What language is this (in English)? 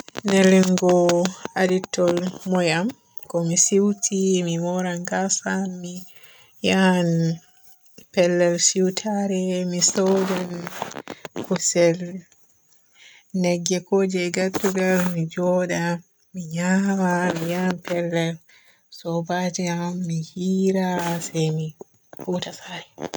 Borgu Fulfulde